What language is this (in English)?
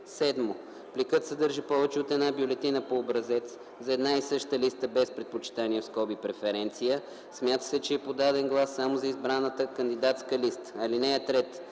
Bulgarian